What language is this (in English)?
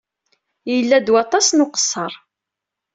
Kabyle